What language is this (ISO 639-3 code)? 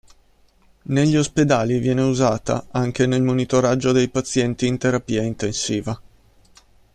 ita